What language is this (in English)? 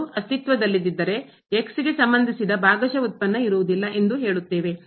Kannada